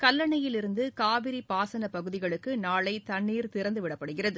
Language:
Tamil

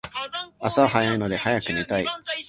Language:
Japanese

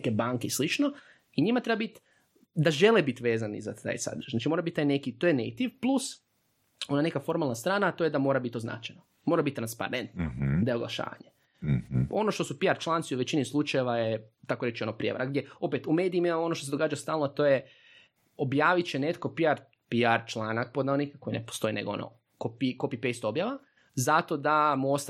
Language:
Croatian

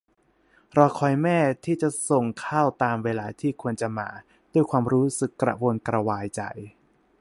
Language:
Thai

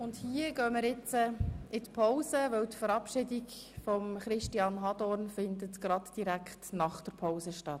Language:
Swiss German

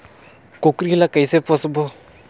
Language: Chhattisgarhi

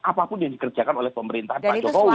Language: Indonesian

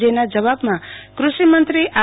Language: Gujarati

